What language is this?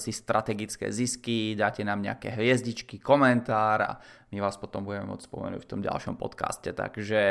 Czech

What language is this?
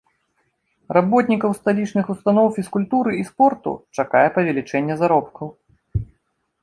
Belarusian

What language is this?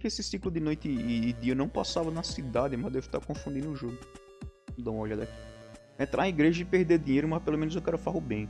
Portuguese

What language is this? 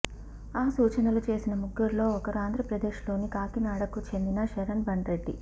Telugu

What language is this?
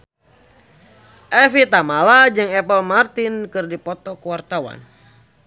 Sundanese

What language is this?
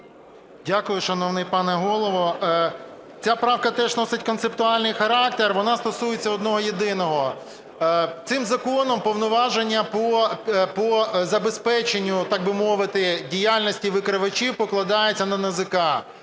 Ukrainian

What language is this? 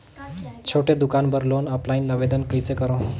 Chhattisgarhi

